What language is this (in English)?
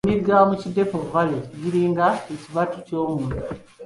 Ganda